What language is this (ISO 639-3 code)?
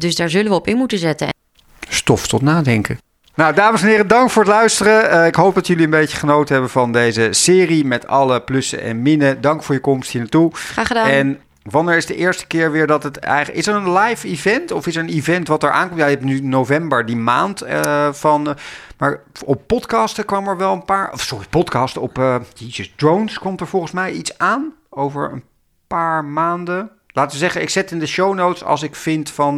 nld